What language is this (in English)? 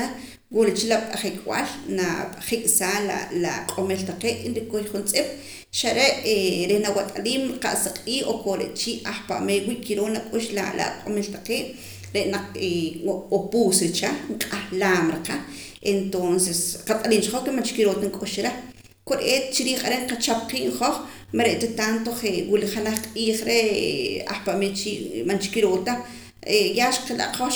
Poqomam